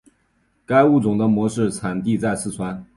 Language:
Chinese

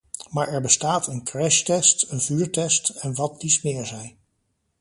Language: Dutch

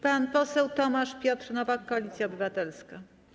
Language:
Polish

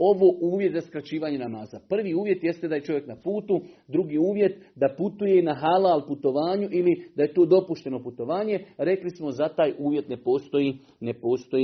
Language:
Croatian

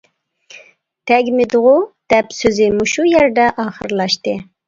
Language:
Uyghur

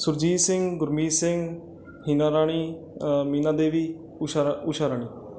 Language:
Punjabi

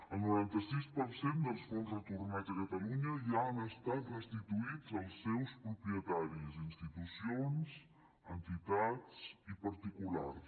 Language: Catalan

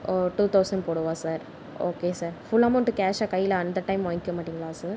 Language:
Tamil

